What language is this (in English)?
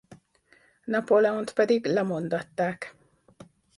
Hungarian